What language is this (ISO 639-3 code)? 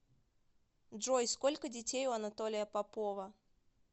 rus